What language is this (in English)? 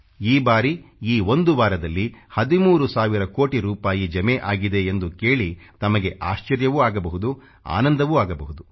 Kannada